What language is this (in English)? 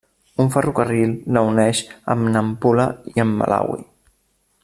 Catalan